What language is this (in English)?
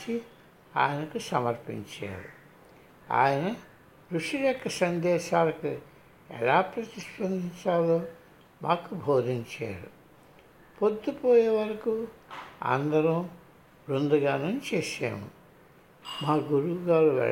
Telugu